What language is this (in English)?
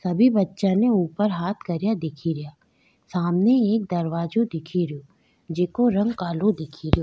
Rajasthani